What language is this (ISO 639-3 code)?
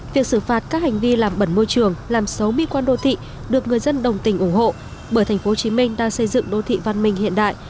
vie